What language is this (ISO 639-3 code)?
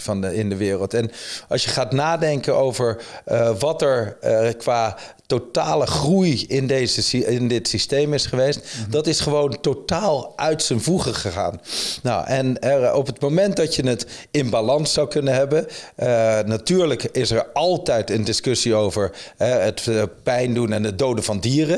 nld